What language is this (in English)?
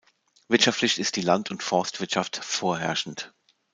German